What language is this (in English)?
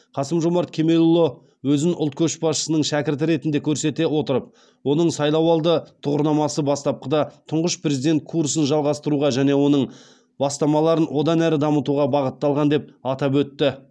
Kazakh